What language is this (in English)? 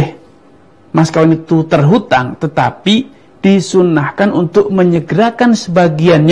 Indonesian